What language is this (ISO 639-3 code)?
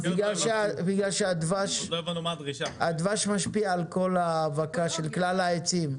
heb